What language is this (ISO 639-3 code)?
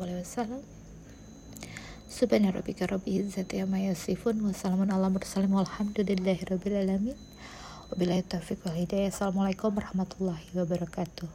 ind